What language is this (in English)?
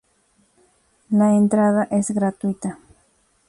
Spanish